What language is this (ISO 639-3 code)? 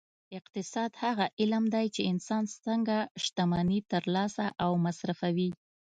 pus